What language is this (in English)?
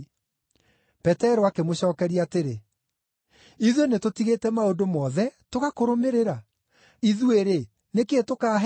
Kikuyu